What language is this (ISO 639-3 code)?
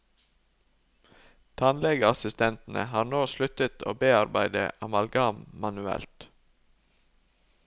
nor